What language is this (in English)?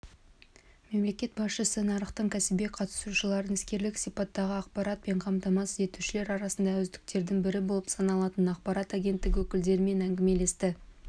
Kazakh